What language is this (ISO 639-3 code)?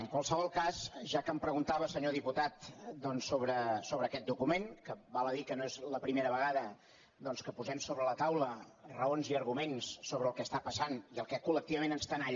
cat